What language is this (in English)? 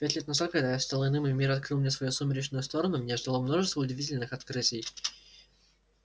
Russian